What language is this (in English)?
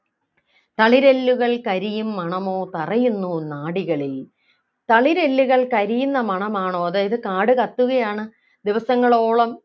Malayalam